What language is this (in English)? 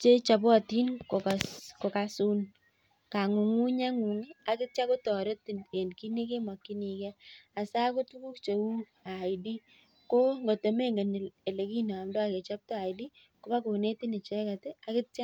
Kalenjin